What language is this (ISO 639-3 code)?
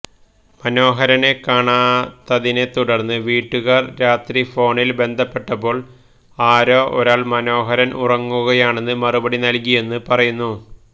mal